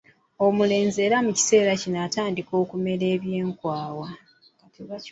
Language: Ganda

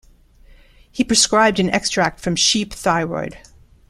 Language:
English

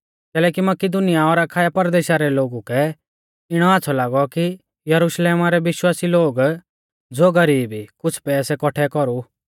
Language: Mahasu Pahari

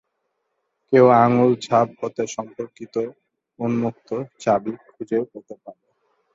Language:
Bangla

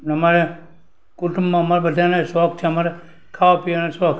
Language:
Gujarati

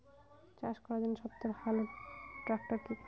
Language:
Bangla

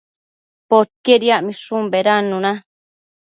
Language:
Matsés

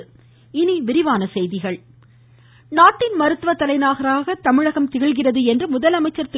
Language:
Tamil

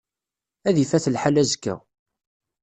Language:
Kabyle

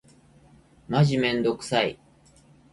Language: Japanese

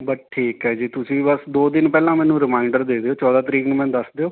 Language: Punjabi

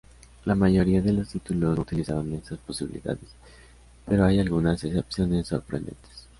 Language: Spanish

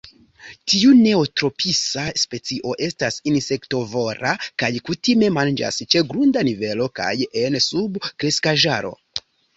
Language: Esperanto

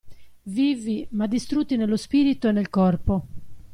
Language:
Italian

